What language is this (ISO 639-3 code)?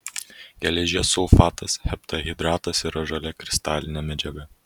lit